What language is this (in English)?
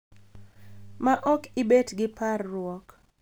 Luo (Kenya and Tanzania)